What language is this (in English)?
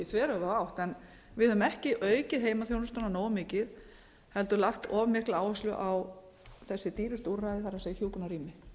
Icelandic